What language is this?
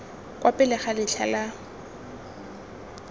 Tswana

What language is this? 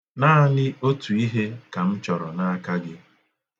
Igbo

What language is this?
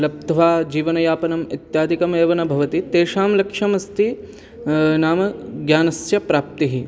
Sanskrit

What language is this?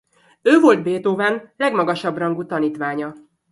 Hungarian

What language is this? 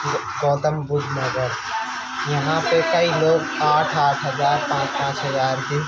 Urdu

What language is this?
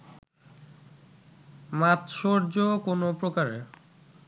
Bangla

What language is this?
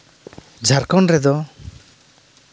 Santali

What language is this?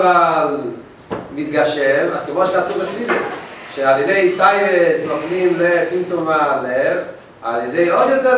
Hebrew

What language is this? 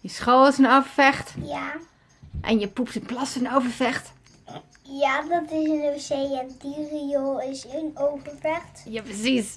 Dutch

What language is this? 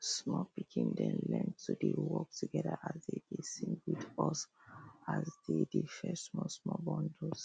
Nigerian Pidgin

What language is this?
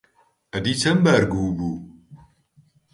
Central Kurdish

